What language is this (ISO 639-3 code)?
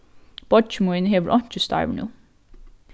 fao